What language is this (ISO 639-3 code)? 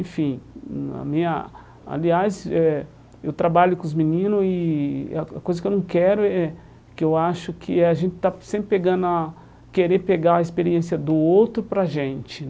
por